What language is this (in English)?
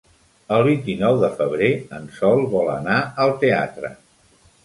Catalan